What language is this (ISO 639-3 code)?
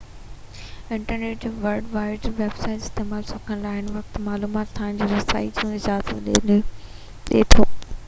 snd